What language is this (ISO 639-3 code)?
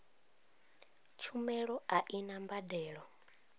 ven